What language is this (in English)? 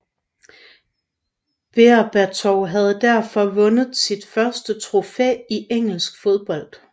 Danish